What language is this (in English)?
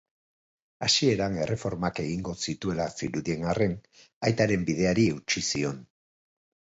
Basque